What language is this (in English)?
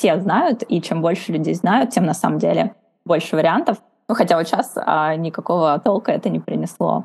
Russian